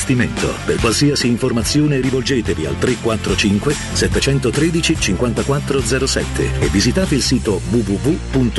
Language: Italian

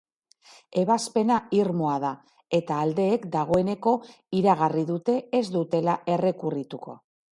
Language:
Basque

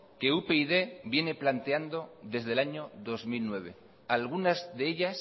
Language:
Spanish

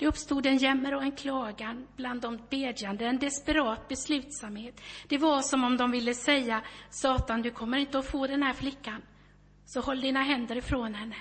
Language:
Swedish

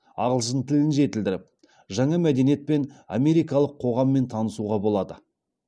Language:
Kazakh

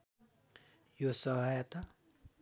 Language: Nepali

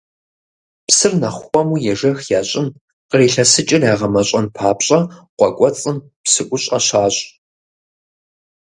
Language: Kabardian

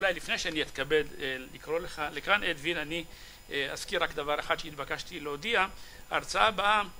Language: Hebrew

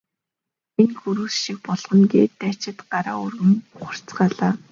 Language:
Mongolian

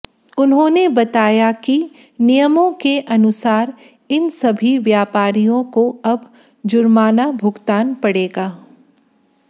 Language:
Hindi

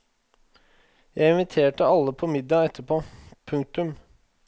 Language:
Norwegian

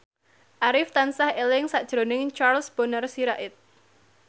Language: Javanese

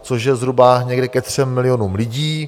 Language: Czech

